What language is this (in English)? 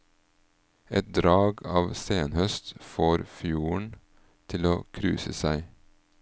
Norwegian